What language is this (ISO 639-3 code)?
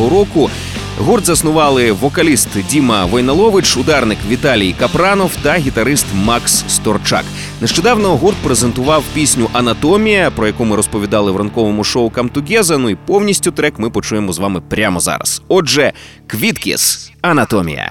ukr